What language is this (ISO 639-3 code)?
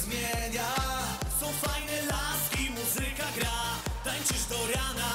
ces